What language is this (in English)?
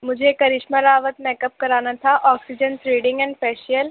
Urdu